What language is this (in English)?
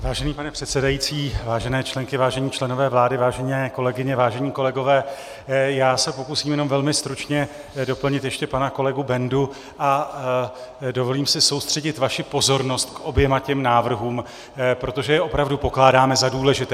Czech